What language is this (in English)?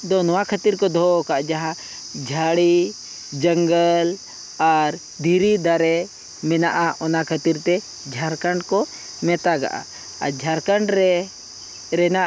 Santali